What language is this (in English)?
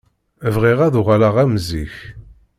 Kabyle